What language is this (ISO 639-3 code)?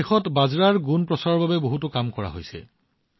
asm